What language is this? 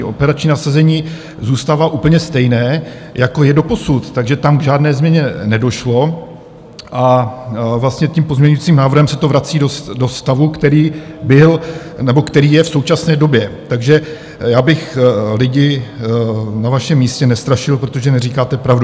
Czech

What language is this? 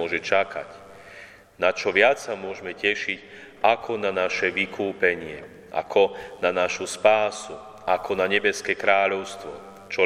Slovak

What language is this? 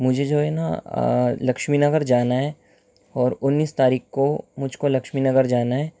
Urdu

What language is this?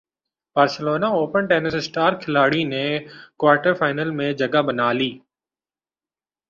Urdu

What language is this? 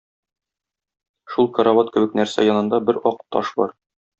Tatar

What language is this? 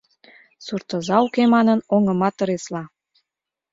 Mari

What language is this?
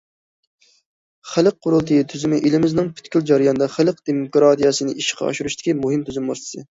Uyghur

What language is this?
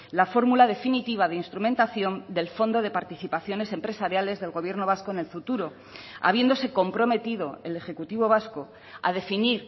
Spanish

